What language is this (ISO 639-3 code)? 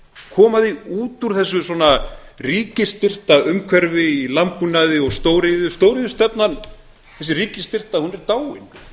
isl